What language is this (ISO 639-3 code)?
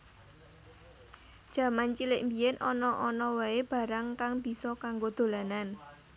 jav